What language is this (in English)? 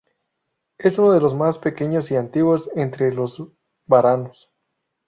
Spanish